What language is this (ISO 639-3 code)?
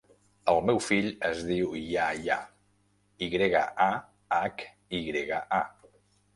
cat